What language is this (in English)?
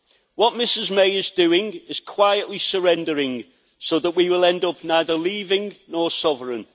English